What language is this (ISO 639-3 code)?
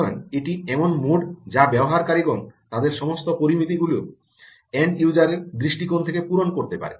ben